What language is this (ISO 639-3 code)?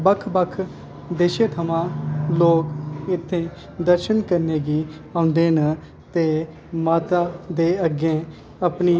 doi